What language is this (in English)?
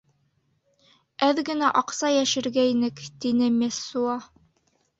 Bashkir